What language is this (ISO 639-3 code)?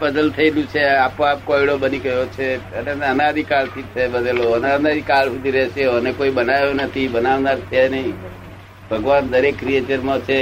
guj